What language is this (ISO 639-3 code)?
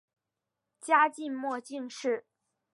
zho